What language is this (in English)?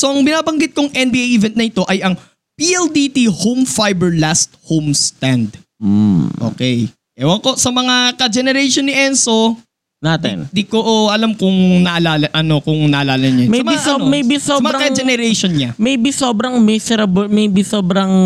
Filipino